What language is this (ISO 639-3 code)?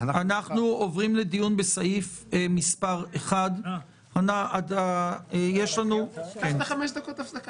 heb